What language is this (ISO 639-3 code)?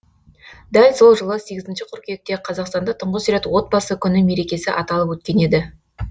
kaz